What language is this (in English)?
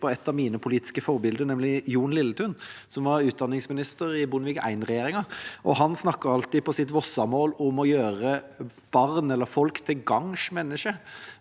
Norwegian